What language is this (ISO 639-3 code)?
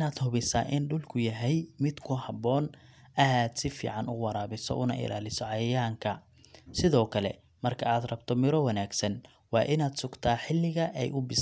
som